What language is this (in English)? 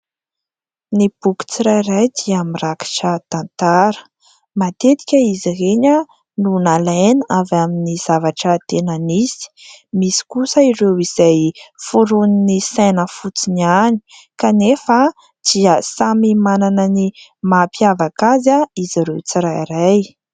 Malagasy